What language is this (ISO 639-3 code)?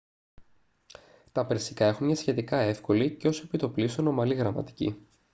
ell